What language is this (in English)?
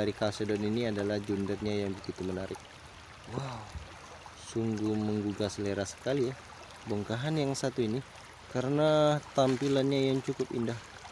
Indonesian